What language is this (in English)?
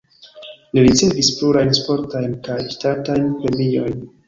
Esperanto